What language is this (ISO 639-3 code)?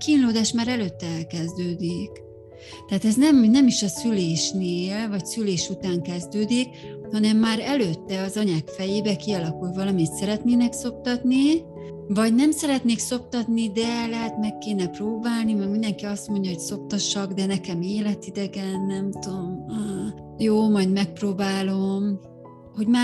hun